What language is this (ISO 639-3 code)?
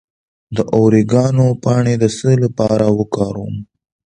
pus